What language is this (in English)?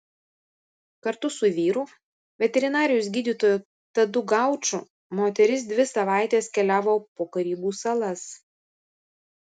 Lithuanian